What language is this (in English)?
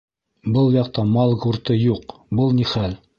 Bashkir